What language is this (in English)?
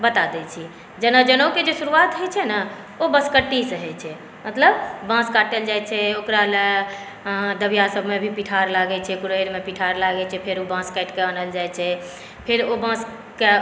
Maithili